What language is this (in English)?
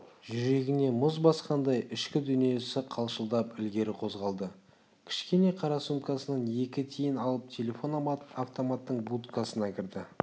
Kazakh